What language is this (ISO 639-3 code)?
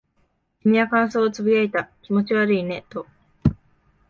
jpn